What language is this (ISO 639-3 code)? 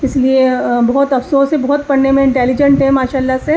urd